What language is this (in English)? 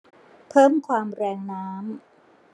Thai